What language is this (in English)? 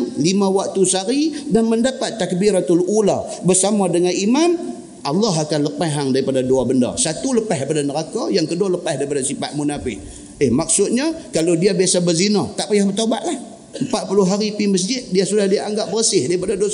Malay